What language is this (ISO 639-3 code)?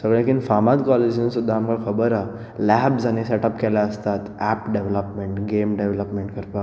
kok